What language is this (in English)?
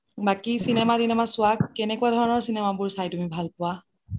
Assamese